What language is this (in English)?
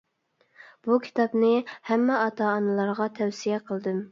Uyghur